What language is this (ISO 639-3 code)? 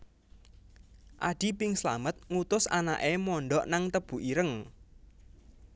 jav